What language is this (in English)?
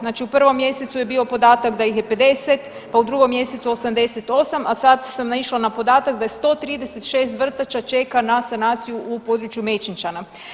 Croatian